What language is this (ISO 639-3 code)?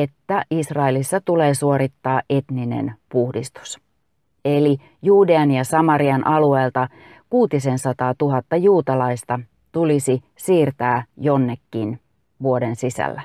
fin